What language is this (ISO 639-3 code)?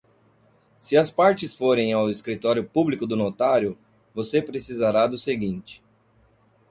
por